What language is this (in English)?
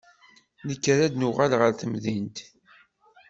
Kabyle